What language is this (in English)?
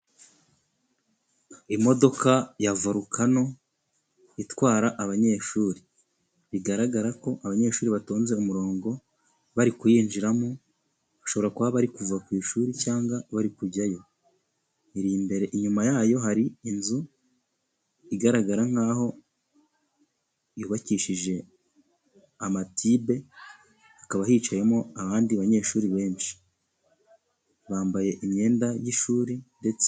Kinyarwanda